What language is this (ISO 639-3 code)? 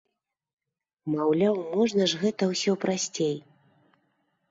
bel